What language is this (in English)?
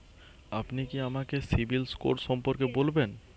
Bangla